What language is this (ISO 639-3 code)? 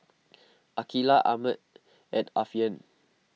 eng